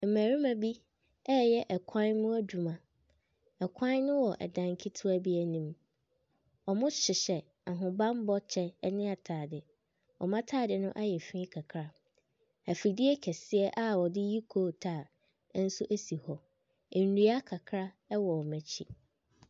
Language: Akan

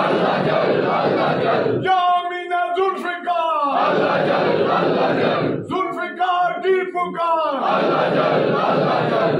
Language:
Arabic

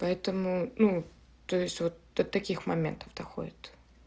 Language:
Russian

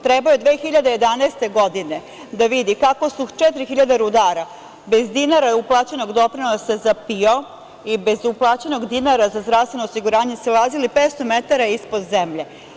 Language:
Serbian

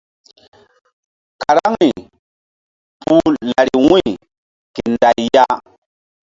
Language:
Mbum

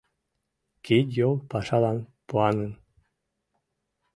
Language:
Mari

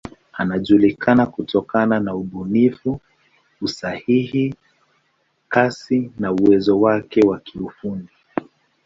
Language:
Swahili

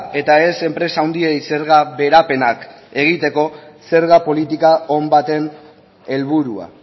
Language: Basque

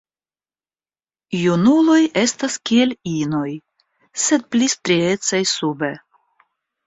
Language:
Esperanto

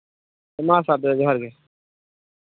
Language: Santali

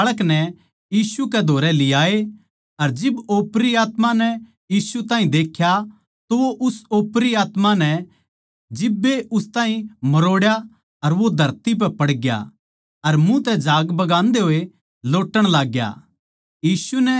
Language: Haryanvi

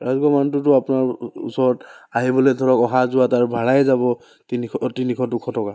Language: Assamese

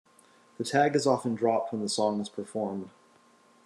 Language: English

